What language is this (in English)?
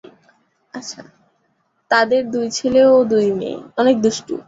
Bangla